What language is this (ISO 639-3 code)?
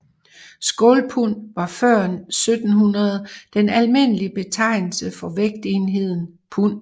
dan